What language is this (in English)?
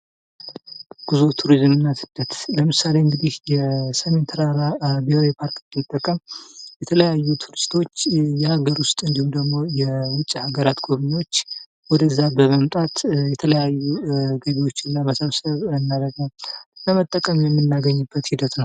Amharic